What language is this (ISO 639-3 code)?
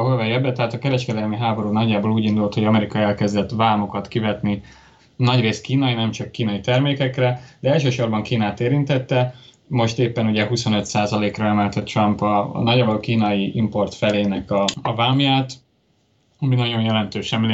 hun